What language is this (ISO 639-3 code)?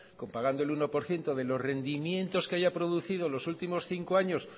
spa